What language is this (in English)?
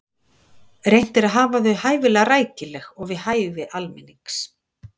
Icelandic